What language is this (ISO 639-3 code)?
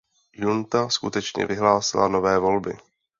ces